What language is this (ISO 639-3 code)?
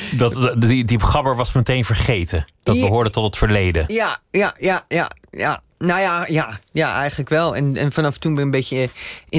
nld